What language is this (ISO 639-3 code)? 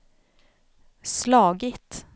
swe